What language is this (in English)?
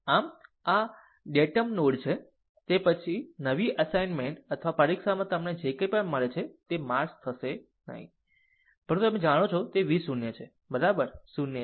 Gujarati